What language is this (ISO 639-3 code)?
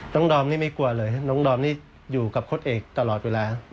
tha